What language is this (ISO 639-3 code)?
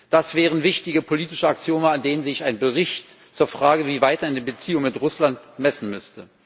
deu